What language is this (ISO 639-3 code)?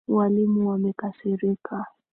swa